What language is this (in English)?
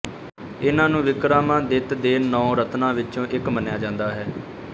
Punjabi